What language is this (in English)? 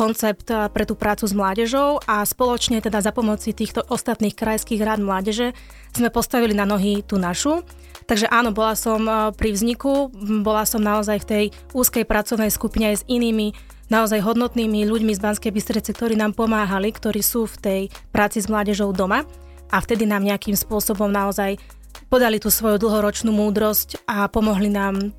Slovak